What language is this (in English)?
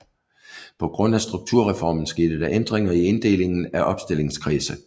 Danish